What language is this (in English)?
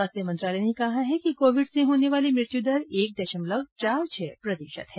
Hindi